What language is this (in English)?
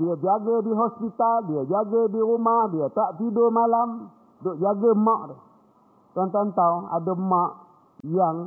Malay